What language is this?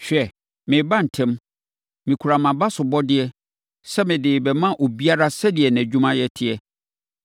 Akan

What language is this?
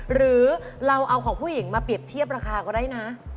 Thai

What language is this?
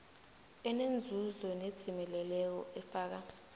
South Ndebele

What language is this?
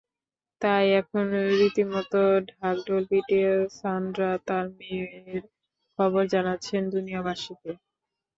Bangla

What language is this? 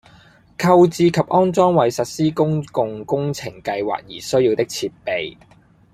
Cantonese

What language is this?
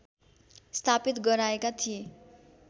Nepali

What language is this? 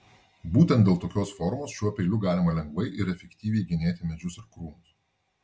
Lithuanian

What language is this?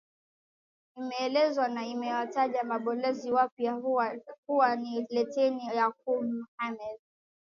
Swahili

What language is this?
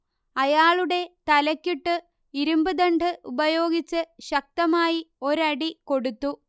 Malayalam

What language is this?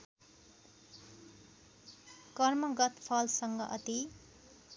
Nepali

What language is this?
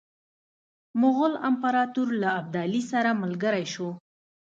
Pashto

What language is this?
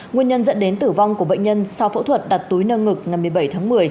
Vietnamese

